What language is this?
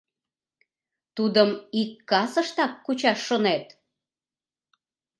Mari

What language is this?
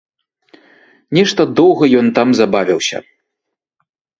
Belarusian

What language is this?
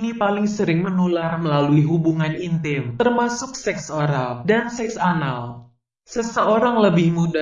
Indonesian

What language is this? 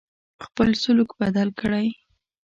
Pashto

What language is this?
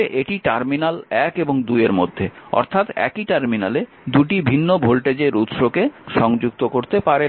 Bangla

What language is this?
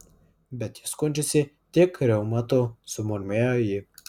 Lithuanian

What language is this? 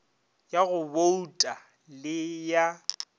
Northern Sotho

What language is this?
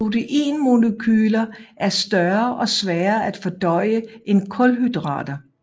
Danish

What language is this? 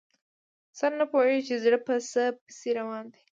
Pashto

